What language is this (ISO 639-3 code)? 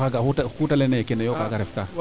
srr